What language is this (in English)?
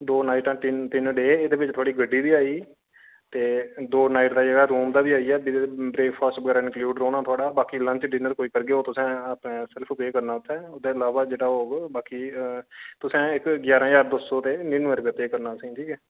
Dogri